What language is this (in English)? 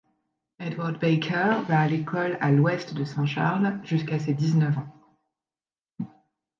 French